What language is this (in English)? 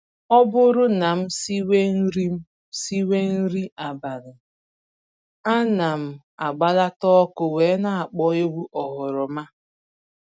Igbo